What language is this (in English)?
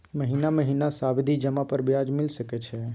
Maithili